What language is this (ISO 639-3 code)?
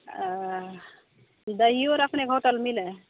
mai